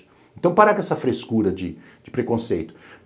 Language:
Portuguese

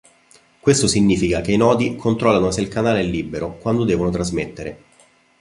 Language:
Italian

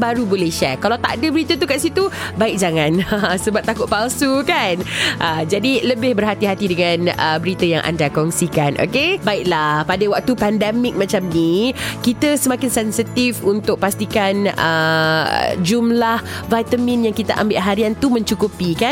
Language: Malay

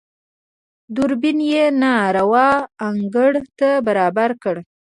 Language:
Pashto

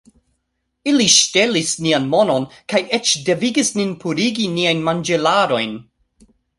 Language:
Esperanto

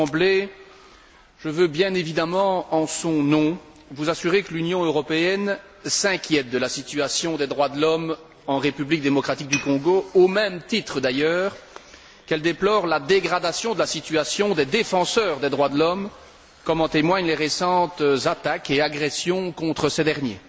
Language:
French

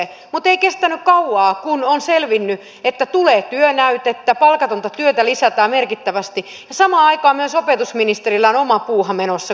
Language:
Finnish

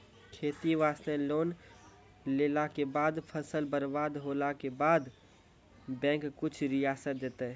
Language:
Maithili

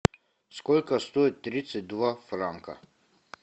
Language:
Russian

